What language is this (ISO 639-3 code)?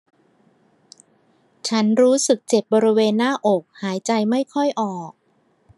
tha